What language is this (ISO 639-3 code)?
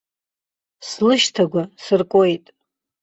abk